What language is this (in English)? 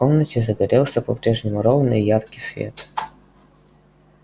Russian